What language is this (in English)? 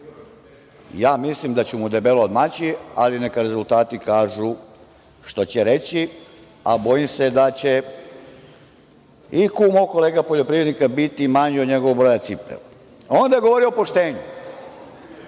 Serbian